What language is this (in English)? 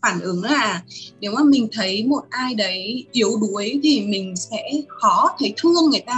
Vietnamese